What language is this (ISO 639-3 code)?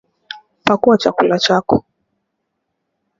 swa